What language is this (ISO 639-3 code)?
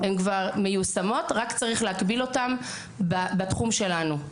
heb